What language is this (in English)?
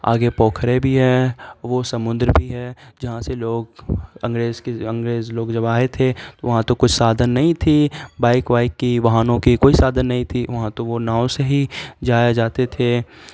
Urdu